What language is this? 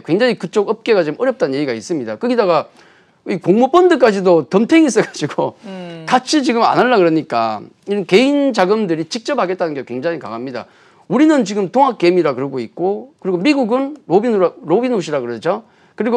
Korean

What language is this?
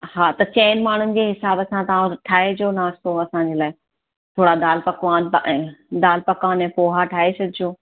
Sindhi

